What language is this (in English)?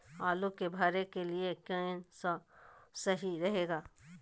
Magahi